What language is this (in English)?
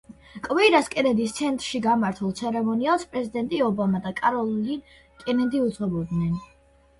Georgian